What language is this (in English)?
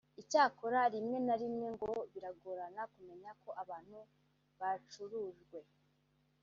Kinyarwanda